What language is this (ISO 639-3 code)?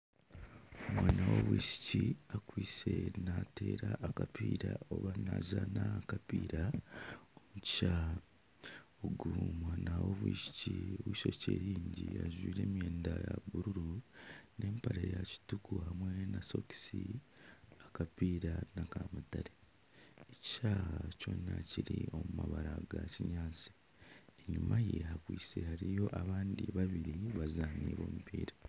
nyn